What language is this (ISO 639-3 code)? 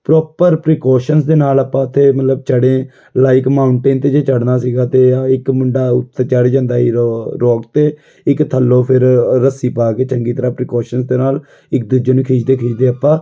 pan